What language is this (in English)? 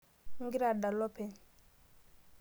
Masai